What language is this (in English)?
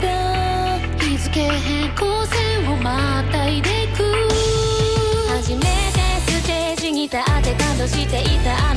Japanese